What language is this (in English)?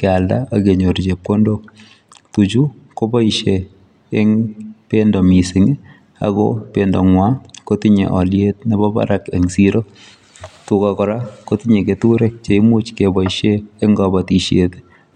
Kalenjin